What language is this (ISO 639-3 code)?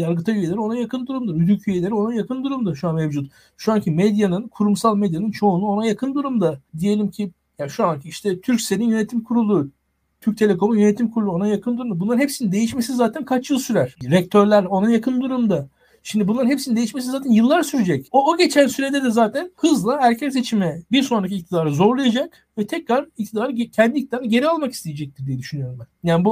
tur